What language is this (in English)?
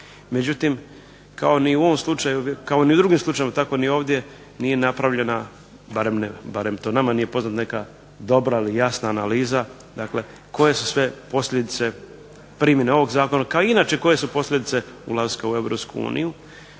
Croatian